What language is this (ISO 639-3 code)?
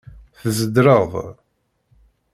kab